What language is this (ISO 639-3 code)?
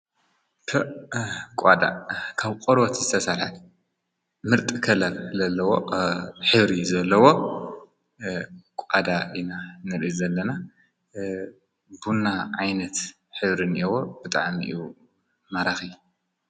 tir